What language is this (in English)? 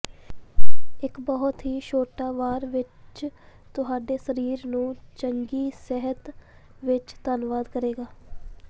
Punjabi